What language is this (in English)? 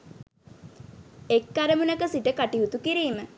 Sinhala